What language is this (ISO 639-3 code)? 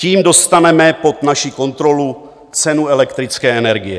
ces